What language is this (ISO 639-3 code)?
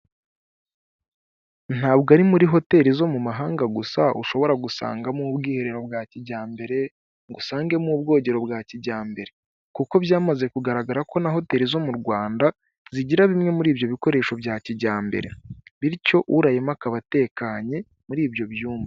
kin